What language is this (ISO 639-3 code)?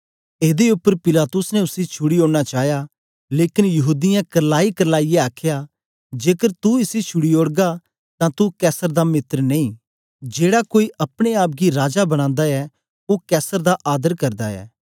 doi